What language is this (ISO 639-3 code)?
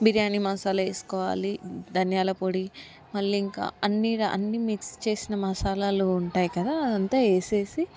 tel